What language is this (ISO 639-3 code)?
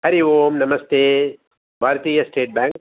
san